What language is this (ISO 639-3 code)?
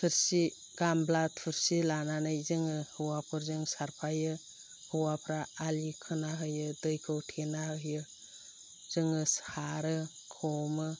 brx